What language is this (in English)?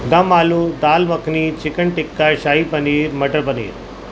Urdu